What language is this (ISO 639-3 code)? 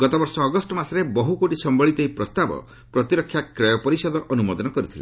ori